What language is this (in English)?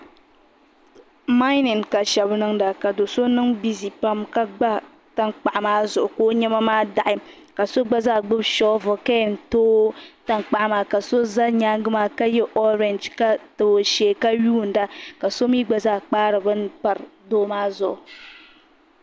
Dagbani